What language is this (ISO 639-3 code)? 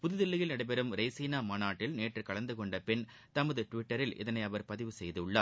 tam